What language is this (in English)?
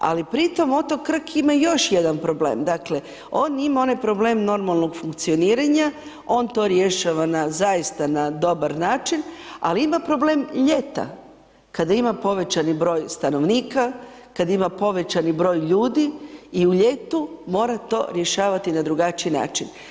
Croatian